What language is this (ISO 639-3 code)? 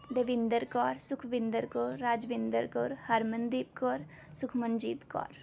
pan